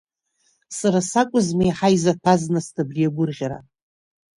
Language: Abkhazian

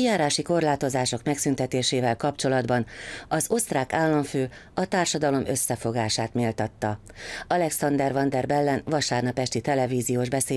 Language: Hungarian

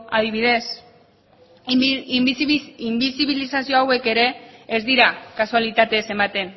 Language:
Basque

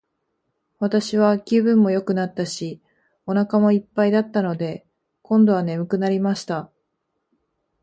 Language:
Japanese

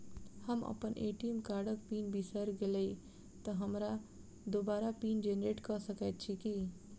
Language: Maithili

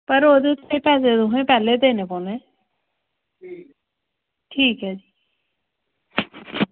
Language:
Dogri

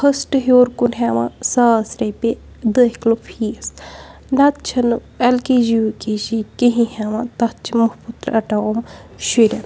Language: Kashmiri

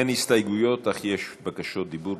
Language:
Hebrew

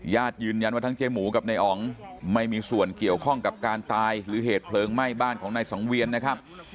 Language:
Thai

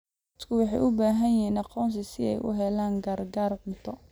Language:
Somali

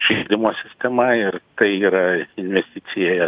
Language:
Lithuanian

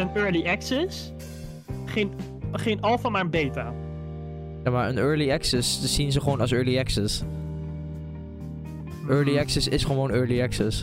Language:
Dutch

